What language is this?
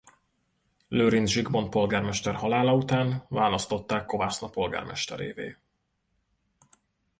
Hungarian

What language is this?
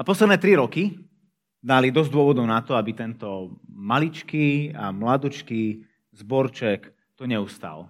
Slovak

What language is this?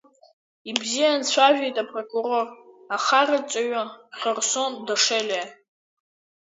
Abkhazian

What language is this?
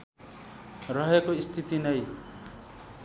Nepali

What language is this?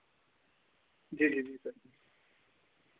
Dogri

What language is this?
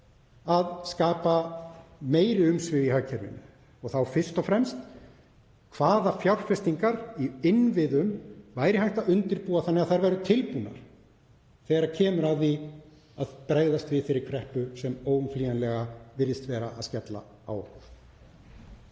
Icelandic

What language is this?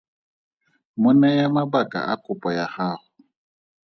Tswana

